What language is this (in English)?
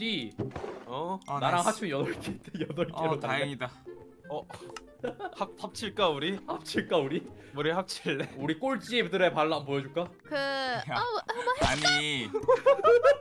Korean